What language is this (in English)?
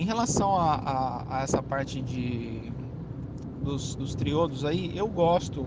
Portuguese